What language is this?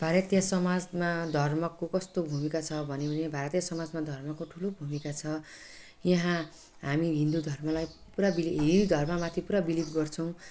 Nepali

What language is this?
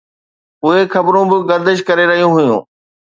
Sindhi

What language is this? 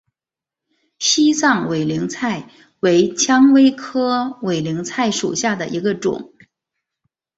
Chinese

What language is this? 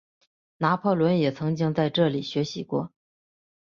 Chinese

